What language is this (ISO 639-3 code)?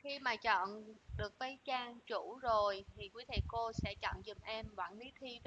vie